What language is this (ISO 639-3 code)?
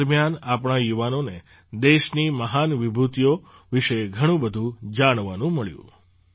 guj